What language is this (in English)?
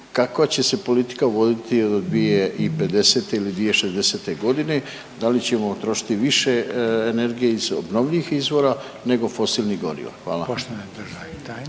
Croatian